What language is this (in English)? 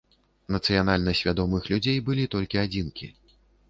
Belarusian